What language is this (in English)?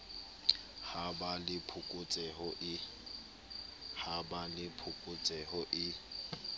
Southern Sotho